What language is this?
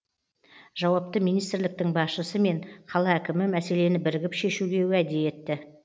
Kazakh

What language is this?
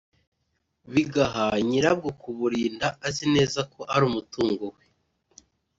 Kinyarwanda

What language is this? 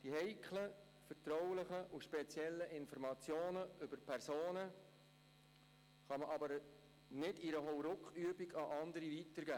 Swiss German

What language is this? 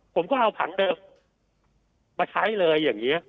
Thai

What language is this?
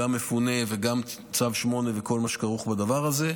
Hebrew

